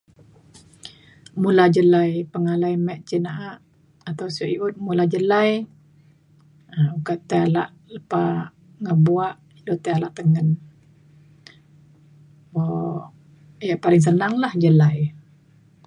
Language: Mainstream Kenyah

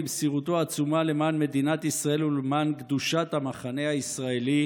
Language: Hebrew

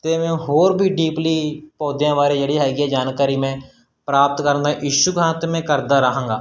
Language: Punjabi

